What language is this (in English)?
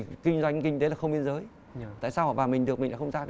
Vietnamese